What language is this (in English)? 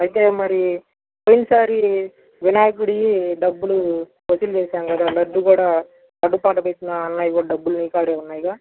Telugu